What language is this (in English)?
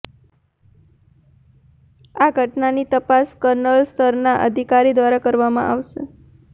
Gujarati